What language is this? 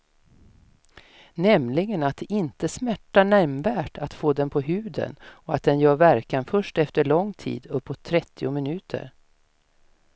Swedish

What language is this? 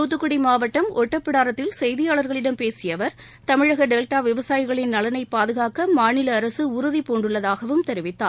Tamil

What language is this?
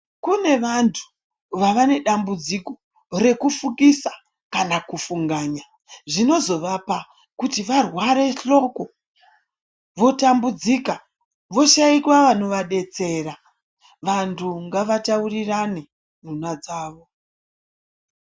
Ndau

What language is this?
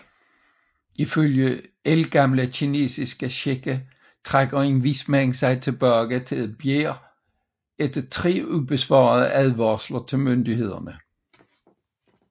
Danish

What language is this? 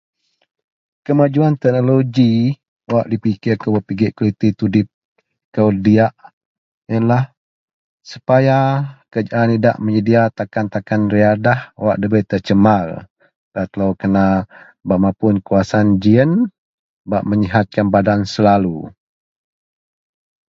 Central Melanau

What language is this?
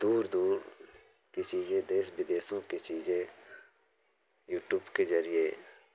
Hindi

